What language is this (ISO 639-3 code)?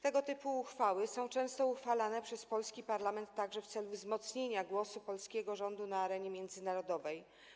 pol